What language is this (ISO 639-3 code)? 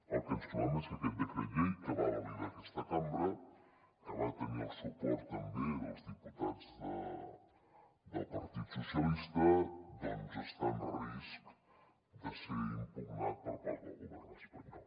cat